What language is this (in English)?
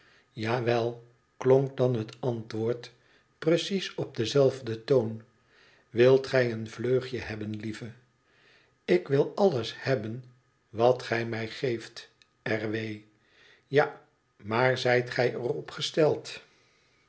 Dutch